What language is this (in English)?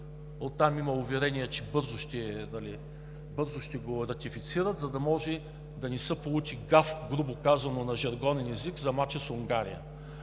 Bulgarian